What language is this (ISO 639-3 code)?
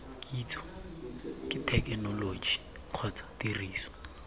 tsn